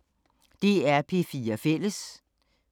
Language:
Danish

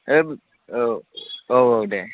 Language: Bodo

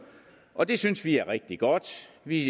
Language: Danish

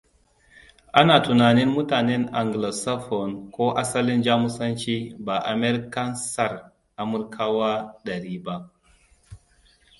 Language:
Hausa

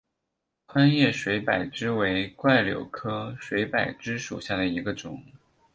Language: Chinese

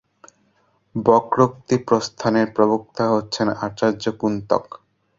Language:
Bangla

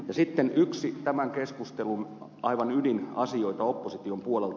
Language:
Finnish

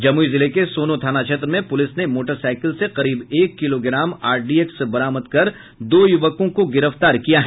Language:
Hindi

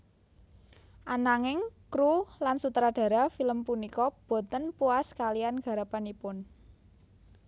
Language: Javanese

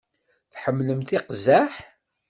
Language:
Kabyle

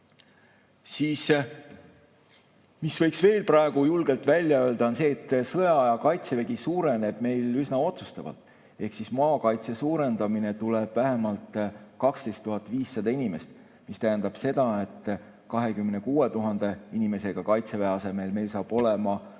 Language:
Estonian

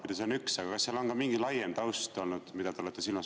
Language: Estonian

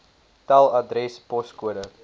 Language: Afrikaans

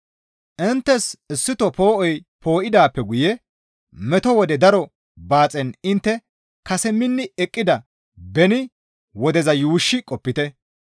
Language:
Gamo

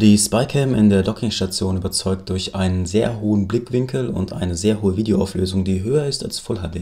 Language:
German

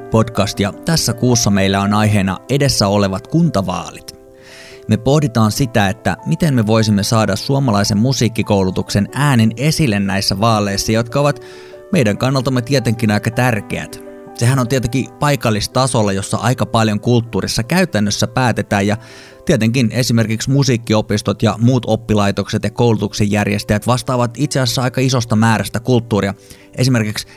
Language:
Finnish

